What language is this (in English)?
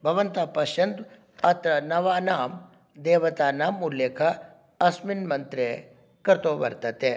Sanskrit